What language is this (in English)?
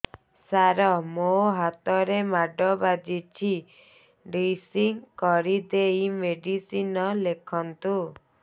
Odia